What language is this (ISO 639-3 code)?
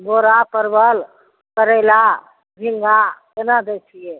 mai